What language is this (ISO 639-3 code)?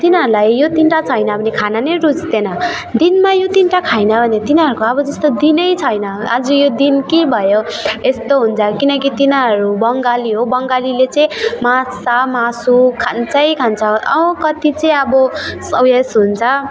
nep